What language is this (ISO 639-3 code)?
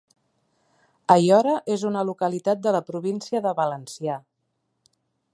cat